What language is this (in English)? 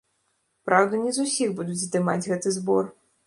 Belarusian